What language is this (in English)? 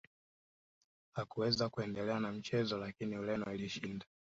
Swahili